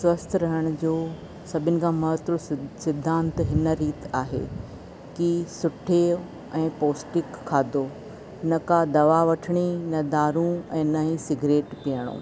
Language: Sindhi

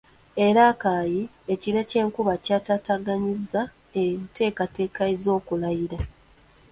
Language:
Ganda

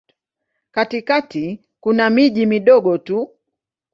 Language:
Swahili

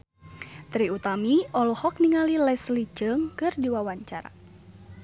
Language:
Sundanese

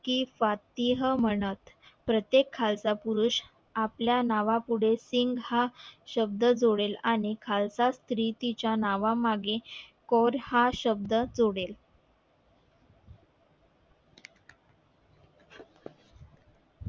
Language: Marathi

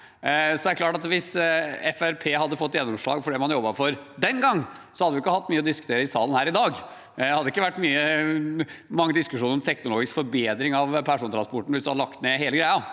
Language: Norwegian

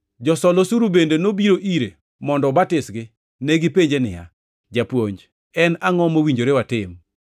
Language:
Luo (Kenya and Tanzania)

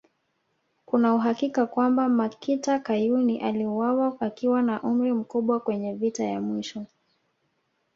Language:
Swahili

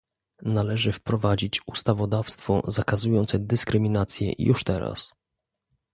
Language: Polish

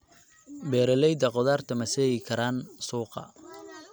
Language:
Somali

